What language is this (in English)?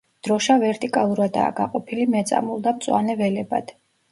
Georgian